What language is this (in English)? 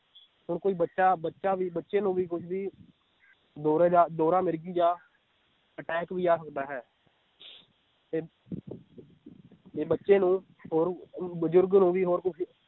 Punjabi